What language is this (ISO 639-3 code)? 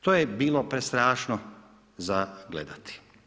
hrv